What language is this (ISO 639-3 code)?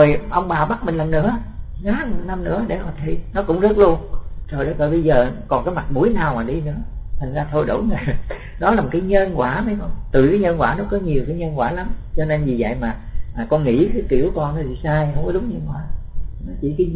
vie